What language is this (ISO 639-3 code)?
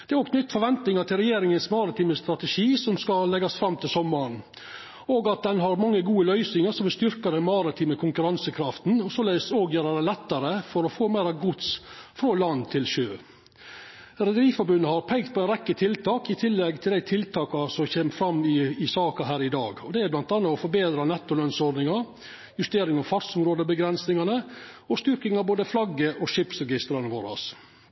nno